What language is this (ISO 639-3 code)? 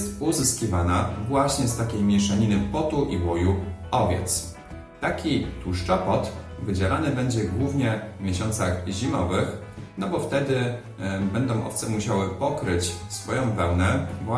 pol